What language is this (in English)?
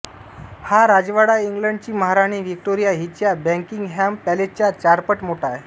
Marathi